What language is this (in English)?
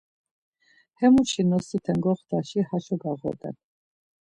Laz